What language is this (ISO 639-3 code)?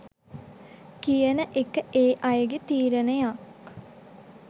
sin